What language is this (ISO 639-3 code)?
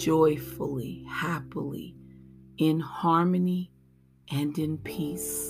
eng